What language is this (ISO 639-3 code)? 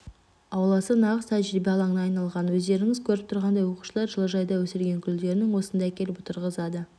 kaz